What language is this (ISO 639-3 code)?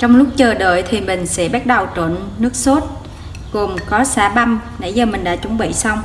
vie